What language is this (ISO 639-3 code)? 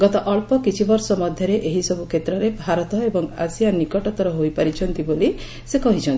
ori